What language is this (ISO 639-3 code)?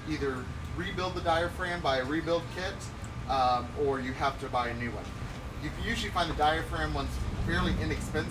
eng